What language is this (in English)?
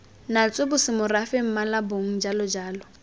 Tswana